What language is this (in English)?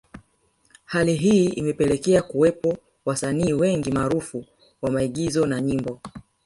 Swahili